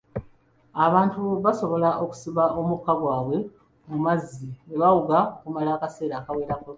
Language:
Ganda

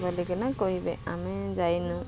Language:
Odia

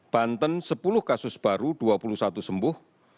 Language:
Indonesian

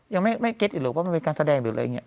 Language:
Thai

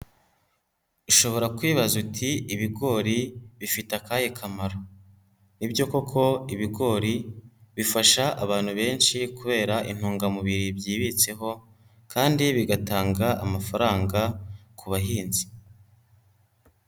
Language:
Kinyarwanda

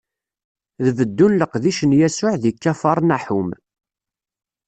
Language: Kabyle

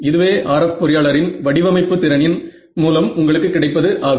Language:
Tamil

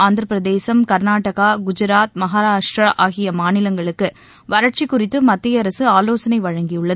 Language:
Tamil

